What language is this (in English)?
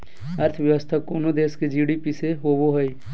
Magahi